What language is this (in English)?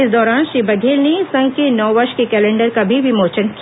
Hindi